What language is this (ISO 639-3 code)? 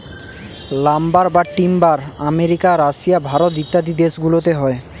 ben